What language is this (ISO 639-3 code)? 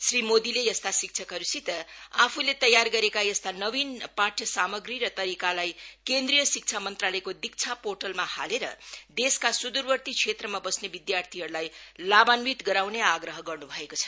nep